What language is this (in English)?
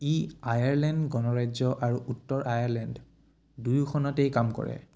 Assamese